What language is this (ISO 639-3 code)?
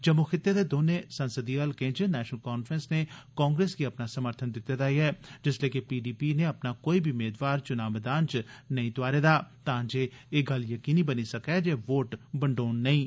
doi